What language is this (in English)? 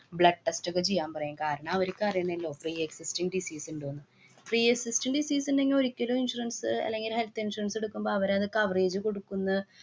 Malayalam